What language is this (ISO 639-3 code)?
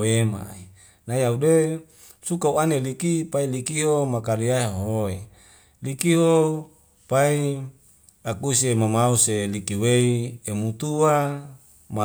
weo